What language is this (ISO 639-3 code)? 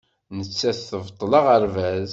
kab